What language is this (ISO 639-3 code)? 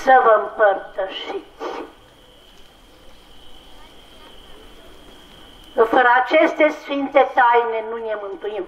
ron